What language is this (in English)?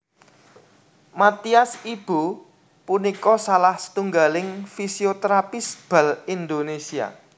Javanese